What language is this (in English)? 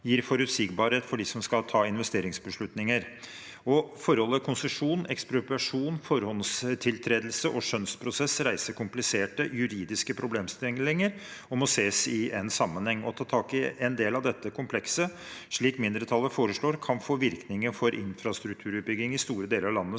Norwegian